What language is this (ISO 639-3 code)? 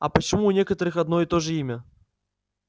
rus